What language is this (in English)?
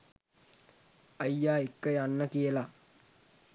Sinhala